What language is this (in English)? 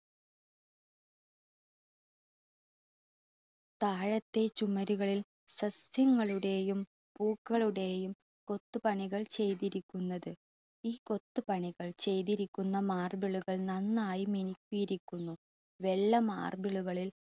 Malayalam